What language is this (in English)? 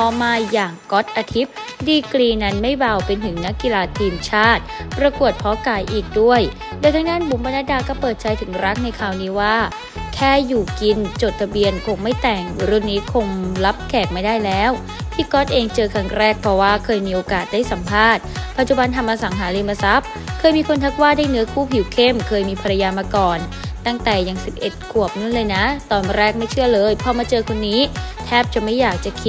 Thai